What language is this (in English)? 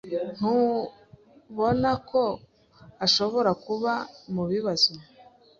Kinyarwanda